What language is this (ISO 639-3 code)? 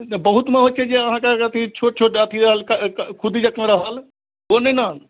mai